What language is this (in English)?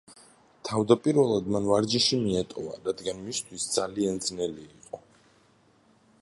Georgian